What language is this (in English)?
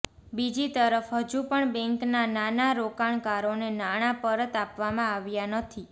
Gujarati